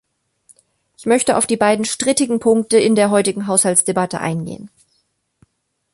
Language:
German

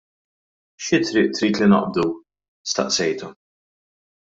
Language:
Maltese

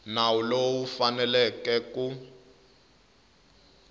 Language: Tsonga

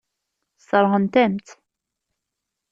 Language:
Kabyle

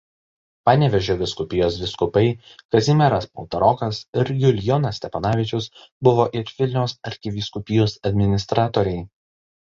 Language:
Lithuanian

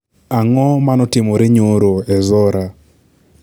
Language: Luo (Kenya and Tanzania)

